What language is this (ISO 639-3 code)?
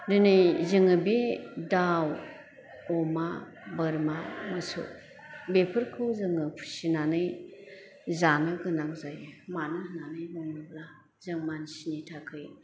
brx